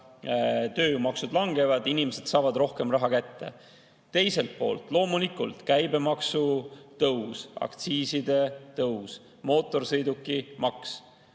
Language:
Estonian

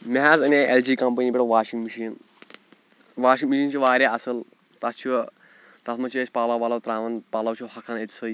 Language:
Kashmiri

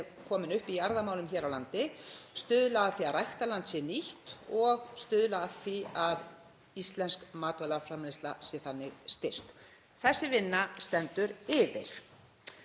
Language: Icelandic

